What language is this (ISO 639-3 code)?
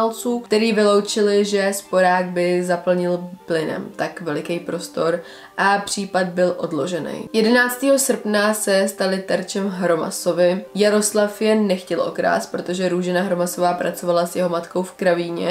ces